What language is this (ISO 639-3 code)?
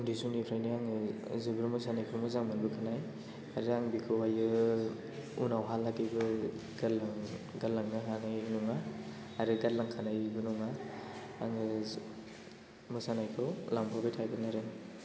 brx